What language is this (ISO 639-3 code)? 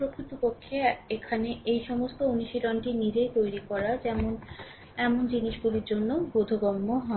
ben